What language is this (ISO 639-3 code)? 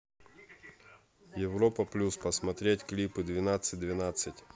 rus